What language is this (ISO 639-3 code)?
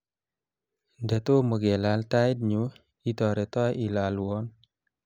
kln